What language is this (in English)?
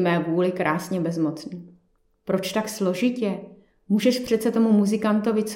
Czech